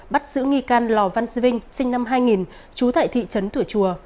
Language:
Vietnamese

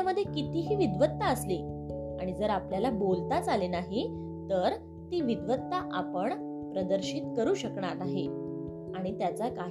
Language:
Marathi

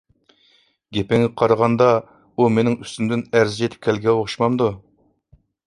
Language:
Uyghur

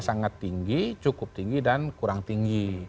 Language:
Indonesian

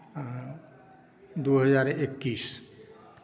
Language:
Maithili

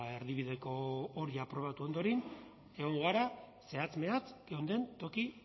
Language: Basque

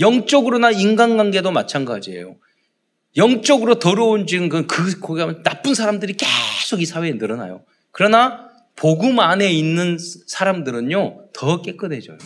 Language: Korean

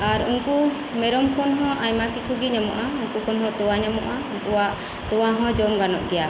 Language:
Santali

